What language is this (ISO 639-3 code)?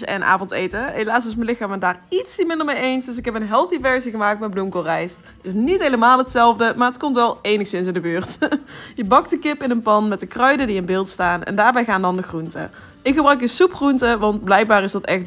nld